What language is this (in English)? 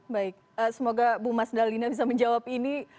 Indonesian